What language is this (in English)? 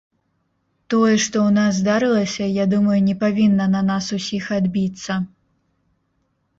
Belarusian